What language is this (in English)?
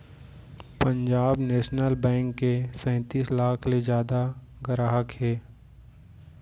Chhattisgarhi